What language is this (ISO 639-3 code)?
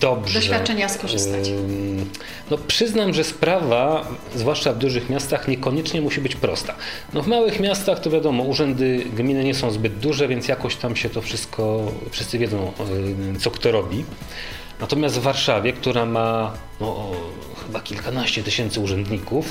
pol